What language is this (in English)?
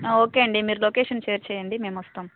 Telugu